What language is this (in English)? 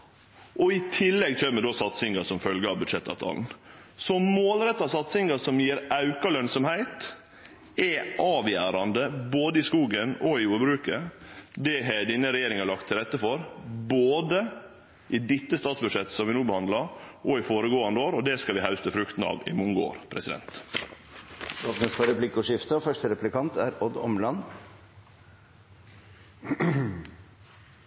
Norwegian